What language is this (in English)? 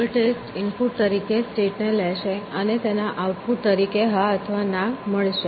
Gujarati